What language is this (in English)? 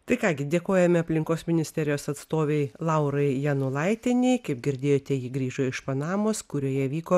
Lithuanian